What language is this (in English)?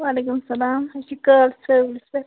Kashmiri